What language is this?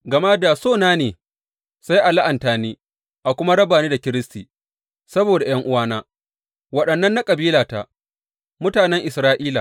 Hausa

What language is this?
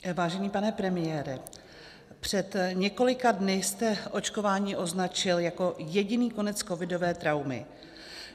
Czech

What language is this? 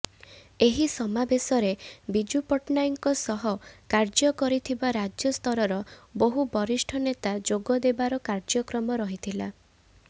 Odia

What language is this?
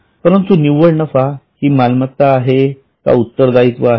Marathi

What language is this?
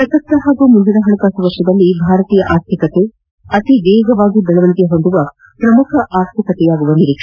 Kannada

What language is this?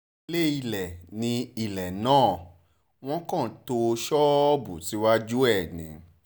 Yoruba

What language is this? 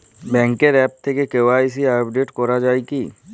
Bangla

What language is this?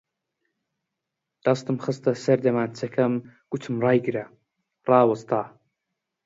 Central Kurdish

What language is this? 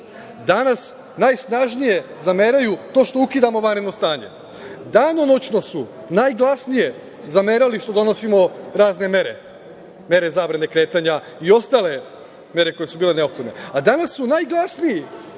Serbian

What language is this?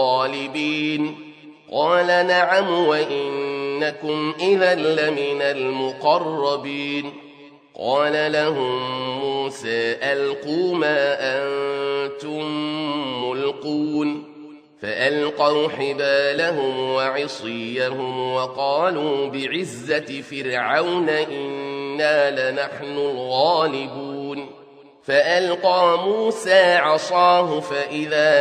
Arabic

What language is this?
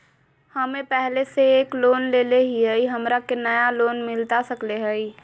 Magahi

